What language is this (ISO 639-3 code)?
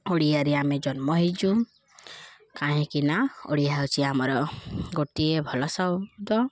ori